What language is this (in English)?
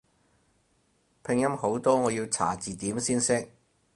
Cantonese